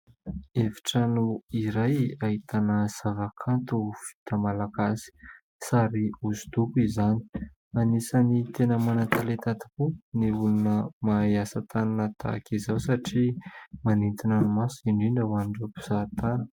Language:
Malagasy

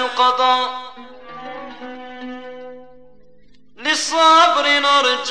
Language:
Arabic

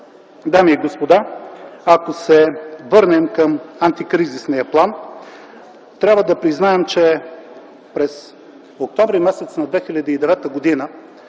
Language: Bulgarian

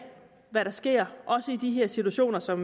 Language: Danish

